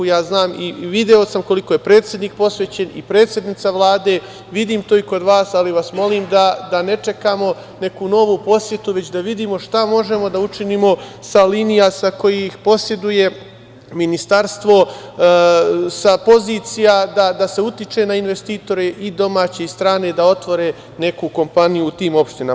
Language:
Serbian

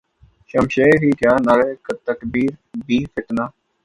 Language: Urdu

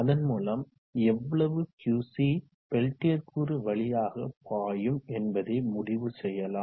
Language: Tamil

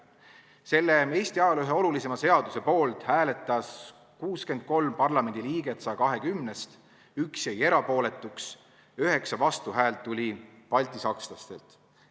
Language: Estonian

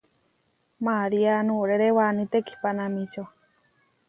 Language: Huarijio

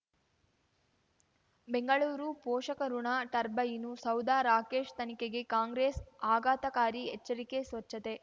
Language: Kannada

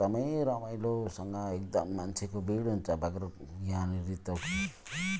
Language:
Nepali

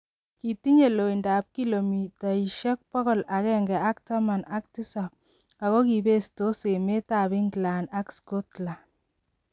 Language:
Kalenjin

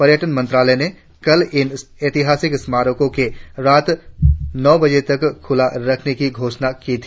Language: Hindi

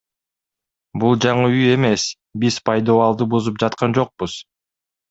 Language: Kyrgyz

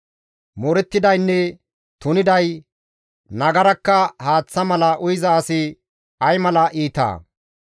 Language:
Gamo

